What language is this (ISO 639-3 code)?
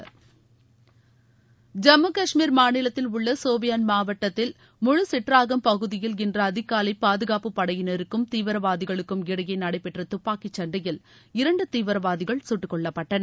tam